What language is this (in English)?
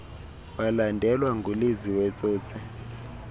Xhosa